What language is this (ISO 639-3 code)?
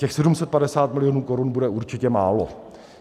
ces